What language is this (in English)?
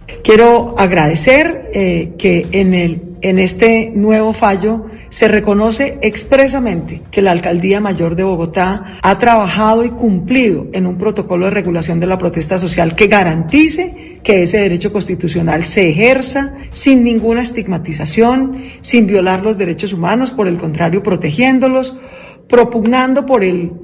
Spanish